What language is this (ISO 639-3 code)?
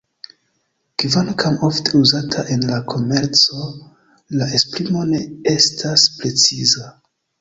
epo